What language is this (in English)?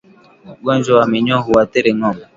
Swahili